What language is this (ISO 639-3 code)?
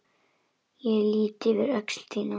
isl